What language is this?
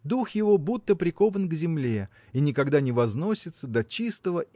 Russian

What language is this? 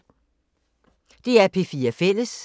Danish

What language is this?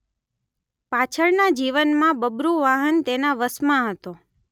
Gujarati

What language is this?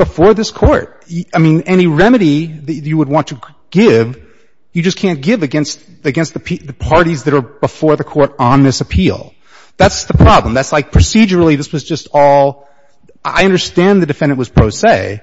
English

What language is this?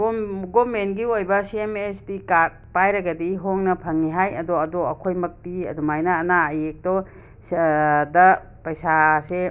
Manipuri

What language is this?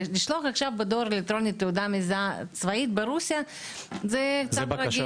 Hebrew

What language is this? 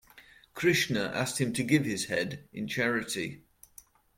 English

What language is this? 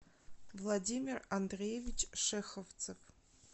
Russian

